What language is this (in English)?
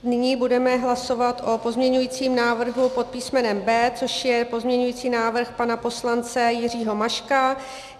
Czech